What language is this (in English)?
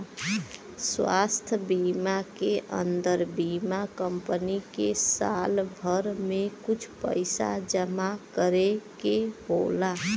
Bhojpuri